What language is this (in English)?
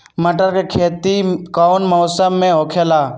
Magahi